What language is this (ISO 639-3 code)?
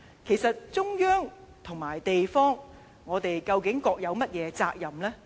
yue